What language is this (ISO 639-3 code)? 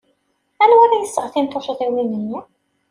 kab